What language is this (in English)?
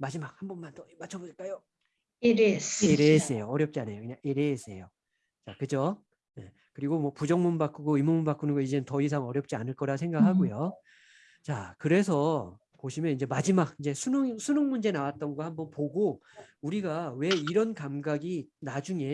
Korean